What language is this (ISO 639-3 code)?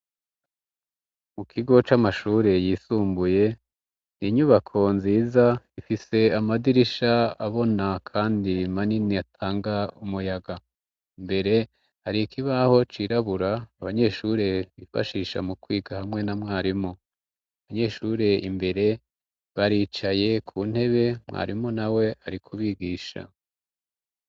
run